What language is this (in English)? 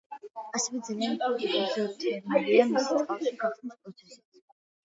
Georgian